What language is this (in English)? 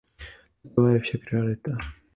Czech